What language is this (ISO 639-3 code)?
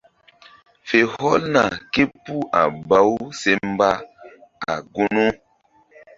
mdd